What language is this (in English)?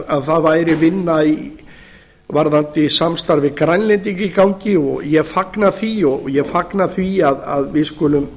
Icelandic